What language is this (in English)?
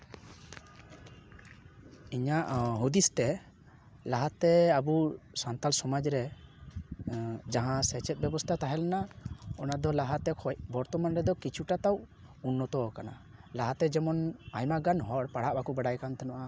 Santali